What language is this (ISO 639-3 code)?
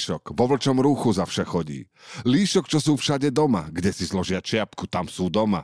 slk